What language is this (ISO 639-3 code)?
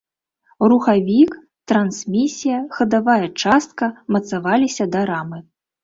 bel